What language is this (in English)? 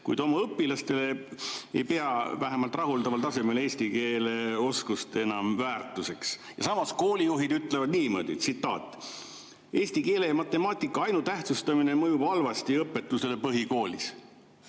Estonian